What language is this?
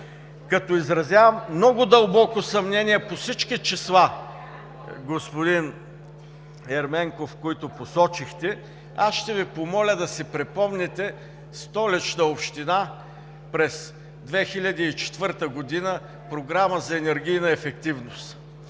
Bulgarian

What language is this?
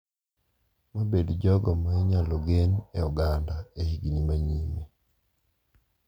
Luo (Kenya and Tanzania)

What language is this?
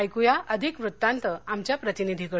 Marathi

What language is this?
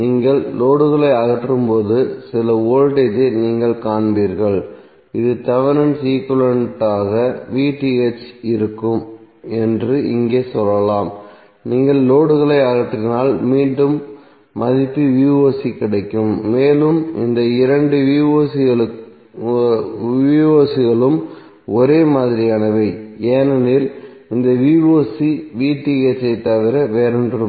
Tamil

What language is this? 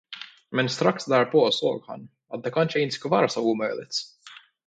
Swedish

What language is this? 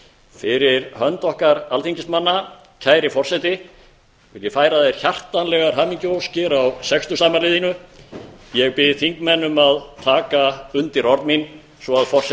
Icelandic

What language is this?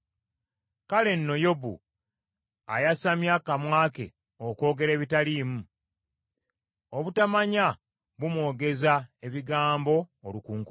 Ganda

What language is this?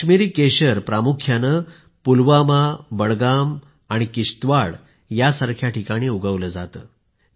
Marathi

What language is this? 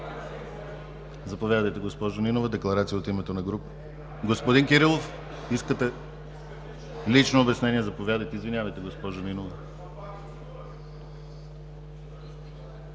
Bulgarian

